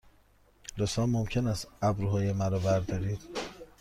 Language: Persian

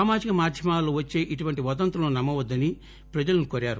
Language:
Telugu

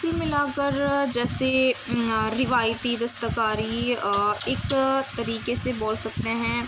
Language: Urdu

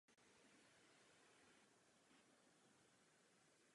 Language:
Czech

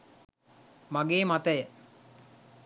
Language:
Sinhala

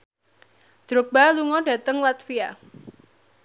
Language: Javanese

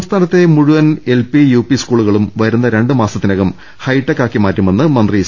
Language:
Malayalam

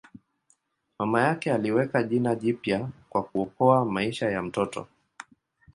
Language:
Swahili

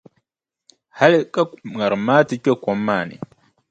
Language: Dagbani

